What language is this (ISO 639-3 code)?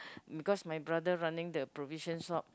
eng